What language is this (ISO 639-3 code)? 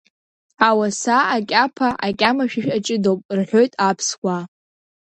abk